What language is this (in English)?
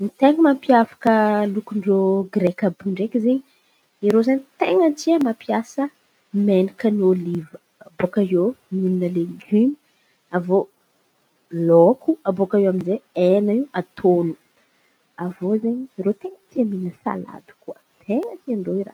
Antankarana Malagasy